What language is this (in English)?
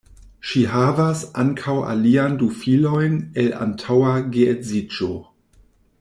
Esperanto